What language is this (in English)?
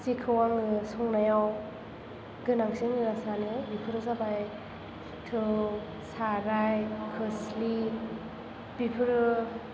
Bodo